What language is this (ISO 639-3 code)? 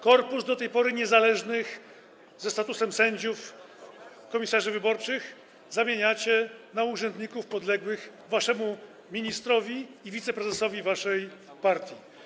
pol